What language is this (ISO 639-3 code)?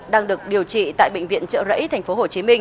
vie